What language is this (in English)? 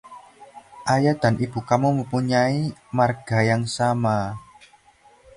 Indonesian